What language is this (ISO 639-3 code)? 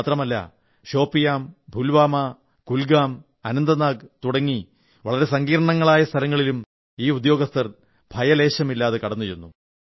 mal